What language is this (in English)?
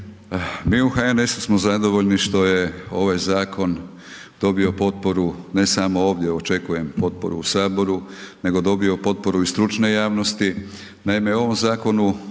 Croatian